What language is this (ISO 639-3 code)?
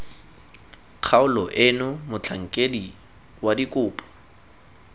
tsn